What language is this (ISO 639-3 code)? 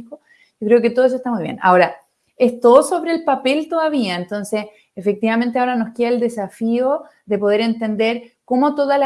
spa